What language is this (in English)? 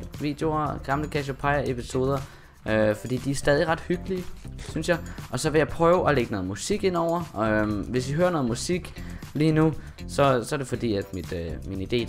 Danish